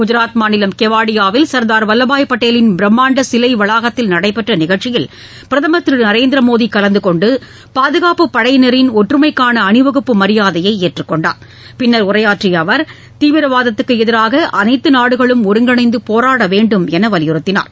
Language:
Tamil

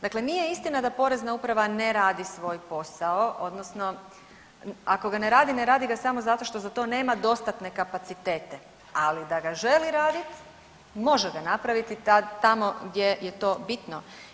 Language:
Croatian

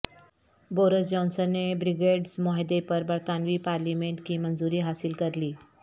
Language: Urdu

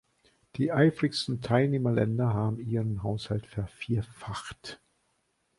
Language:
German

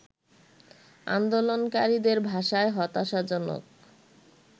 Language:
Bangla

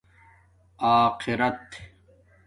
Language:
Domaaki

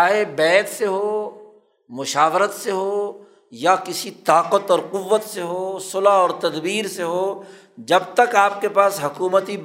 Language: Urdu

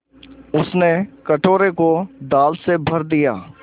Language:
Hindi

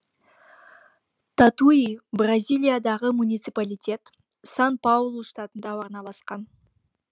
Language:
Kazakh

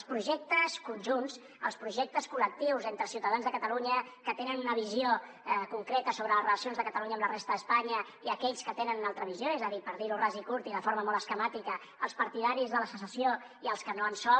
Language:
Catalan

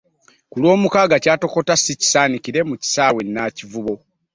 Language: Ganda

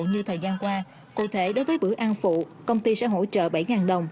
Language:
Vietnamese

